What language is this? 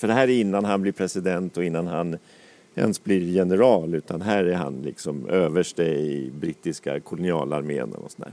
Swedish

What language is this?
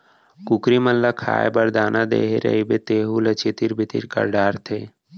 Chhattisgarhi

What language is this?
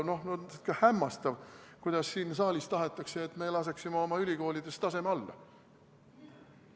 Estonian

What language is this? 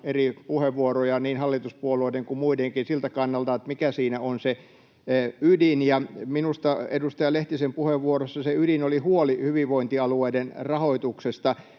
Finnish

